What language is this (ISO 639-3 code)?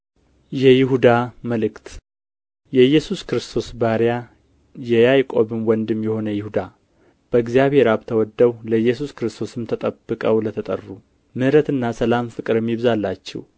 amh